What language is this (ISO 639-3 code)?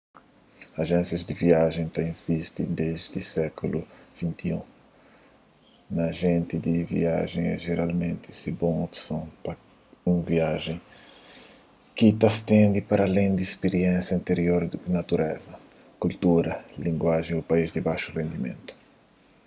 kea